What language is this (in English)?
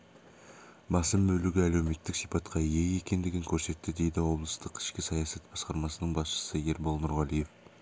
Kazakh